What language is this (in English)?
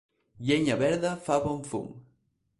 Catalan